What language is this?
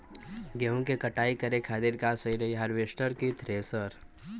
Bhojpuri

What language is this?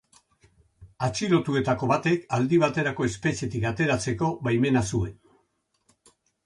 Basque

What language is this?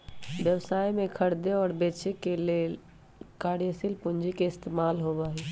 Magahi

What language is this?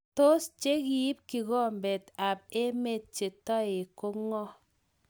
Kalenjin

